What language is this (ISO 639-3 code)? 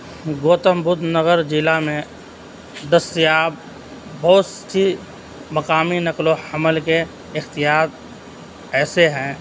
urd